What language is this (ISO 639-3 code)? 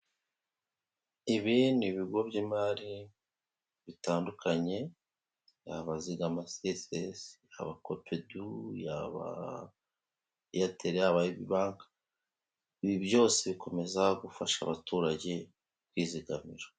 kin